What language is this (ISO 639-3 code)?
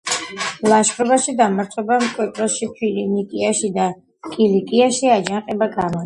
kat